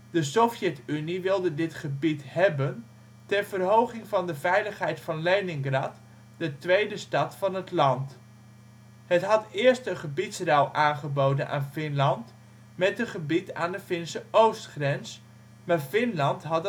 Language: Dutch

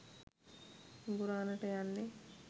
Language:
Sinhala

